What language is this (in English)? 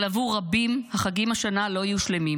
Hebrew